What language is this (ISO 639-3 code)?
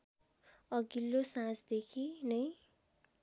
nep